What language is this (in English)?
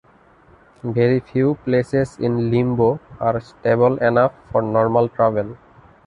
English